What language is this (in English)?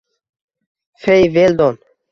Uzbek